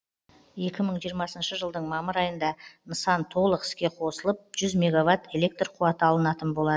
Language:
Kazakh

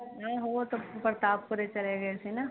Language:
Punjabi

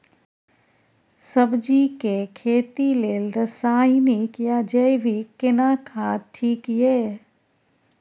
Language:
Maithili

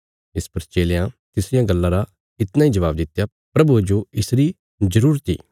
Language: Bilaspuri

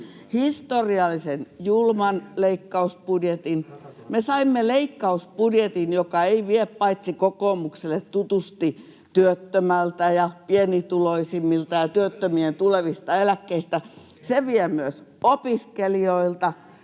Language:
Finnish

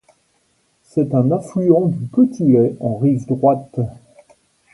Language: French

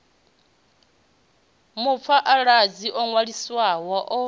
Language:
Venda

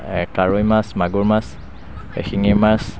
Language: Assamese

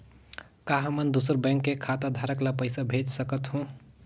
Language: Chhattisgarhi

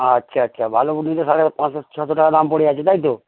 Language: Bangla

